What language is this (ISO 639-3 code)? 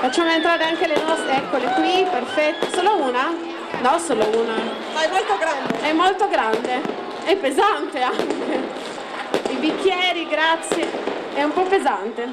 ita